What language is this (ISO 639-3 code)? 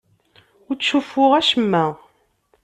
kab